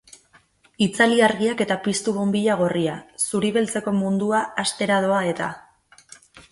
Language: Basque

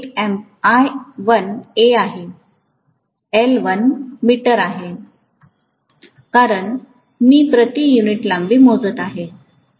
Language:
Marathi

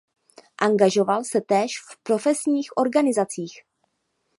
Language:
Czech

